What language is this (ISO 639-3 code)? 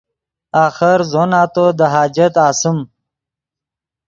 ydg